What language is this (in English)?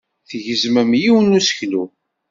Kabyle